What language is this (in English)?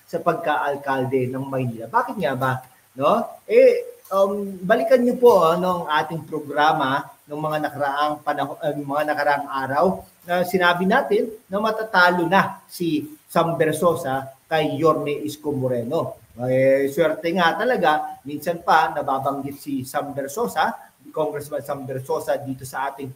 Filipino